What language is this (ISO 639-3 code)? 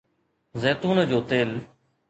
snd